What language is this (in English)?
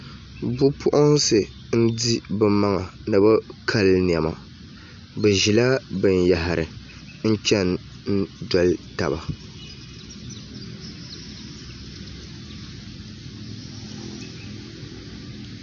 Dagbani